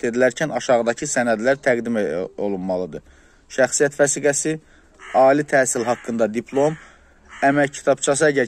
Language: Turkish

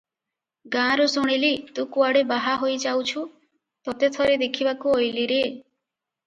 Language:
Odia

